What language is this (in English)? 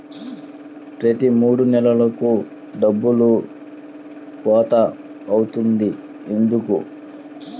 Telugu